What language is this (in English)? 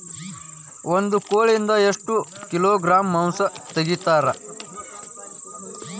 Kannada